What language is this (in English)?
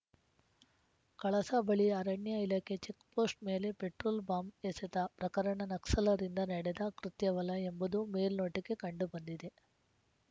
Kannada